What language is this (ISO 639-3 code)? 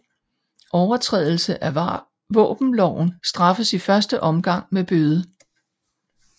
dan